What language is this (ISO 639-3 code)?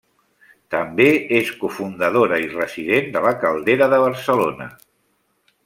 cat